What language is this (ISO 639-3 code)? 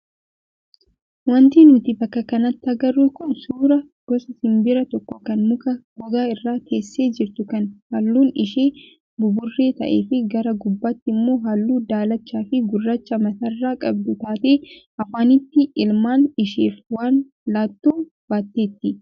orm